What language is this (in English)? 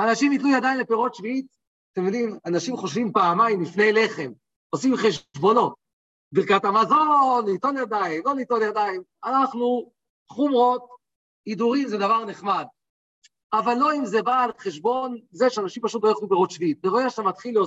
Hebrew